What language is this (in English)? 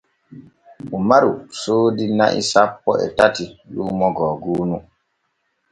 Borgu Fulfulde